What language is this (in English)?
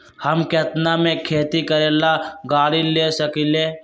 Magahi